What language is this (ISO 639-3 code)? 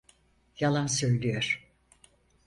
tur